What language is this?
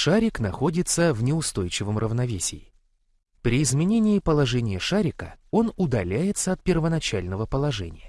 Russian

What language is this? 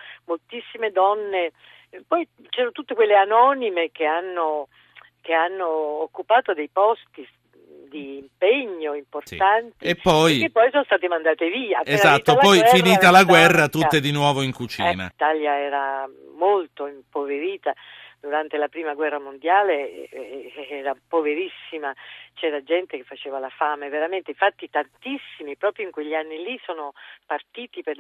Italian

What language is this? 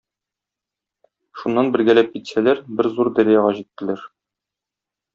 Tatar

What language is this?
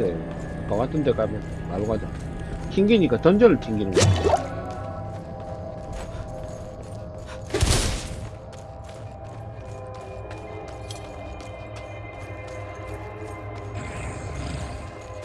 Korean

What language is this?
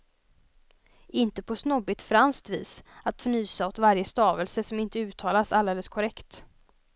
Swedish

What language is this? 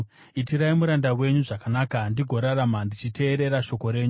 Shona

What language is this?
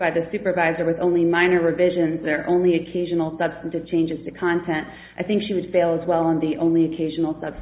English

